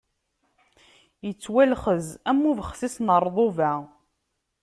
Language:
Kabyle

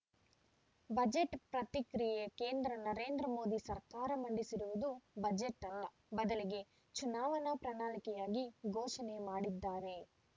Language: Kannada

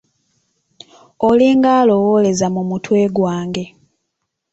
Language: Ganda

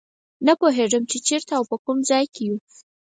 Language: Pashto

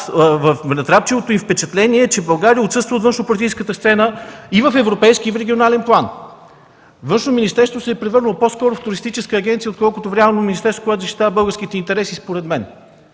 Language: Bulgarian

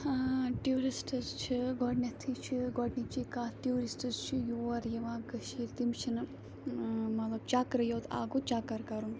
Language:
Kashmiri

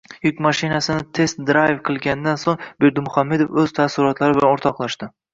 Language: Uzbek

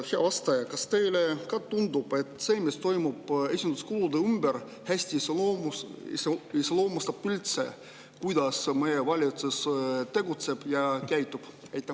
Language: Estonian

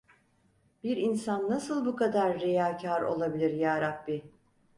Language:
Turkish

